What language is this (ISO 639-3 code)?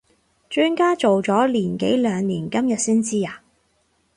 yue